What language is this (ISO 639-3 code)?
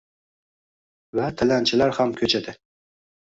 uzb